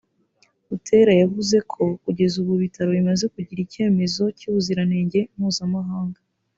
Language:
Kinyarwanda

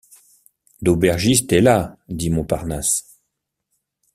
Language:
French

